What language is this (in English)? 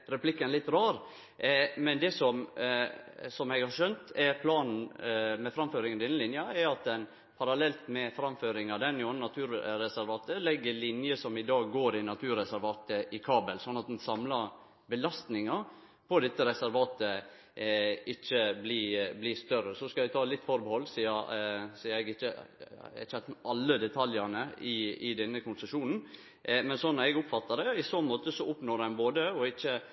Norwegian Nynorsk